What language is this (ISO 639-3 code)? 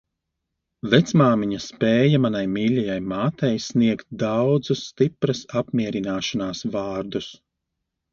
lav